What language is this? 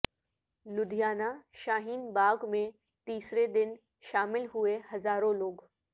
Urdu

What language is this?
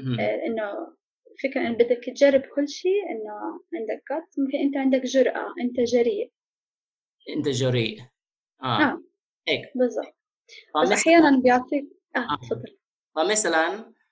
Arabic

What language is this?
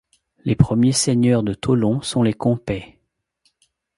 French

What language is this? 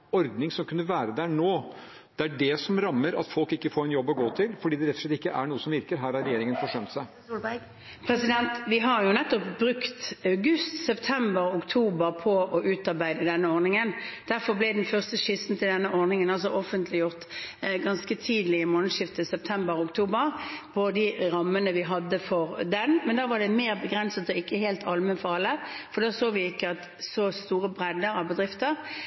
Norwegian Bokmål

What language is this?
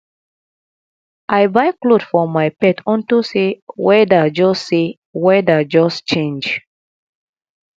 Nigerian Pidgin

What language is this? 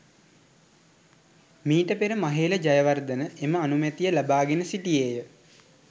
Sinhala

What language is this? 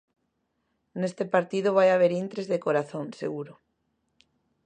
Galician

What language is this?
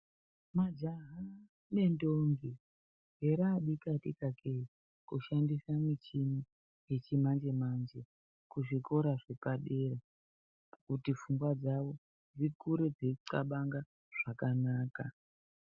Ndau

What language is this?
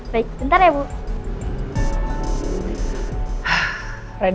Indonesian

